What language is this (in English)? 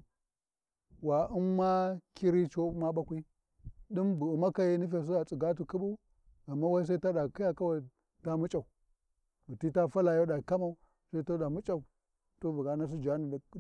Warji